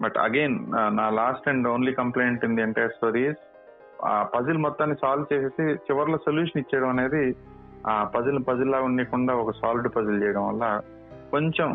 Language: Telugu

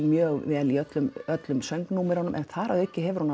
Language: Icelandic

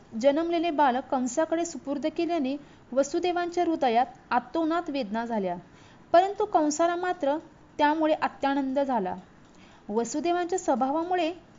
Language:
Marathi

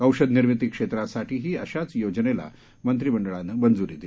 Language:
Marathi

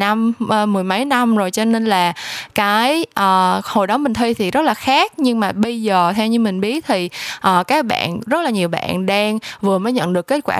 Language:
Vietnamese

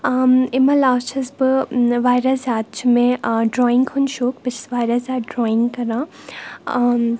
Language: Kashmiri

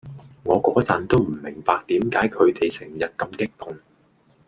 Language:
Cantonese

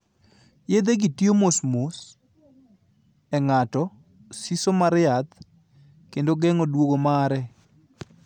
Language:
Luo (Kenya and Tanzania)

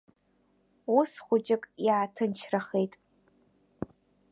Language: Abkhazian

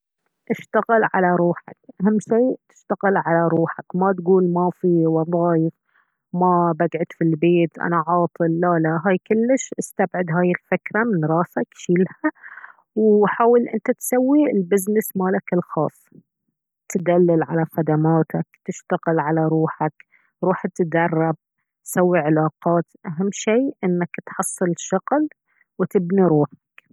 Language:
Baharna Arabic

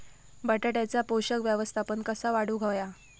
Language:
Marathi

